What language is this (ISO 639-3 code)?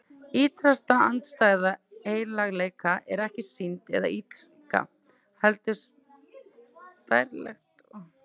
isl